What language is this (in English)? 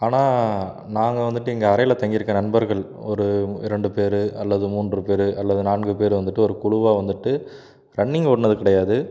Tamil